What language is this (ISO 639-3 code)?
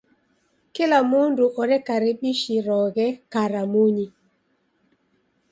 dav